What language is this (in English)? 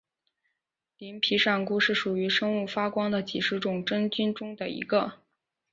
Chinese